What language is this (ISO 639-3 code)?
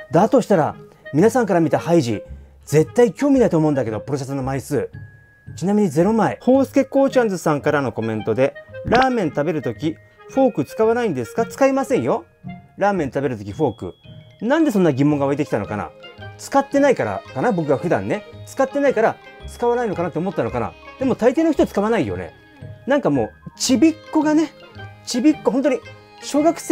jpn